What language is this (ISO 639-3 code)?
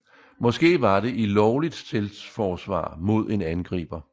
dan